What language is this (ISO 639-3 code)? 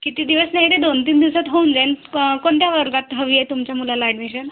mar